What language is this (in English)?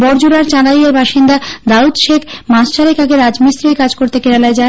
Bangla